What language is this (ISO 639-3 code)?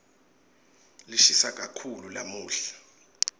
ssw